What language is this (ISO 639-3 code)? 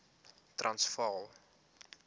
afr